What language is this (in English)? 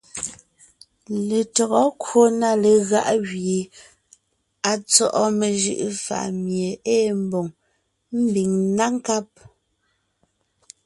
Ngiemboon